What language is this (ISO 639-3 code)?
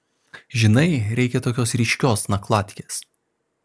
lit